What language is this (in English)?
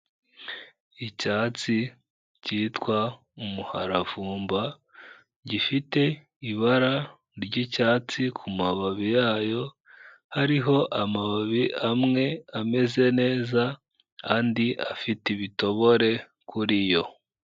Kinyarwanda